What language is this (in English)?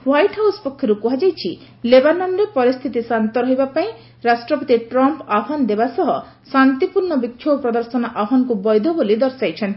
Odia